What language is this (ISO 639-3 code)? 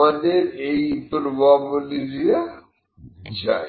ben